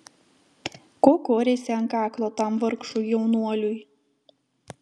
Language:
Lithuanian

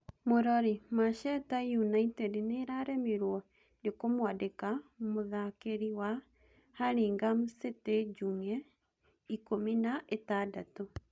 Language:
Kikuyu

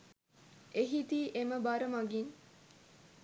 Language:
Sinhala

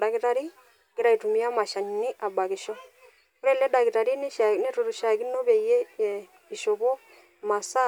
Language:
Masai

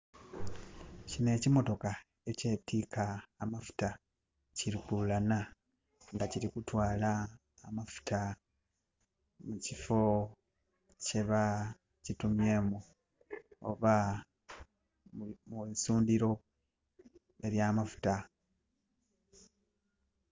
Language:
Soga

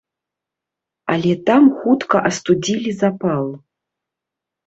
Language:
Belarusian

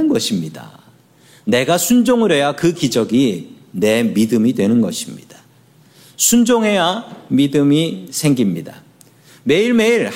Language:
Korean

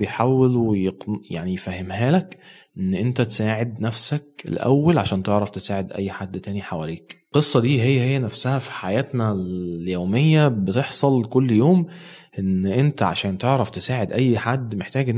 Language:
Arabic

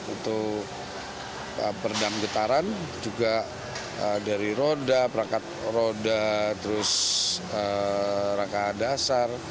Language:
Indonesian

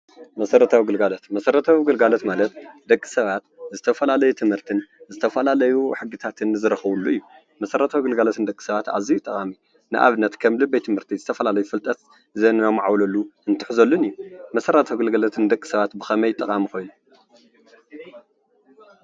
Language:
Tigrinya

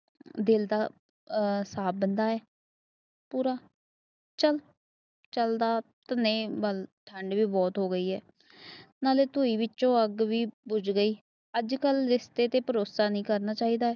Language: Punjabi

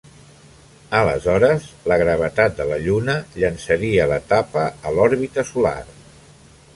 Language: Catalan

